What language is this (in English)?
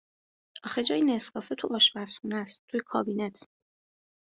Persian